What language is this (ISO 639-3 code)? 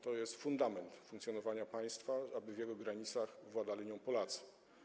pol